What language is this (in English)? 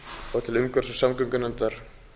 Icelandic